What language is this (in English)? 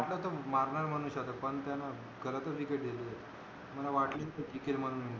Marathi